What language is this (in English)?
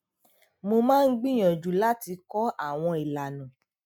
Yoruba